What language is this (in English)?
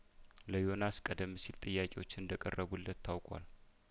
Amharic